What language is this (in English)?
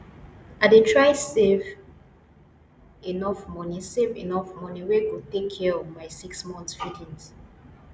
Nigerian Pidgin